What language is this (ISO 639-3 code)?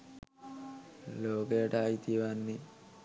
sin